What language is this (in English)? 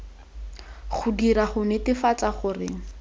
Tswana